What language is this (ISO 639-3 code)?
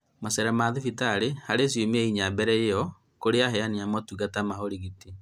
kik